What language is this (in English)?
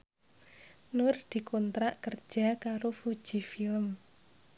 Javanese